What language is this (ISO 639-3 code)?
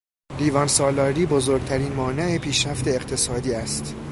fas